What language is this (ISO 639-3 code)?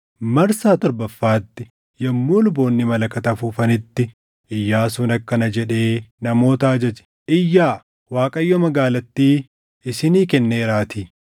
orm